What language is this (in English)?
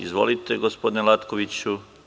Serbian